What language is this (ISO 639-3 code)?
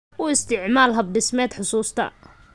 som